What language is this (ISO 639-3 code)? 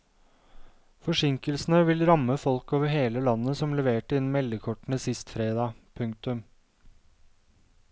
nor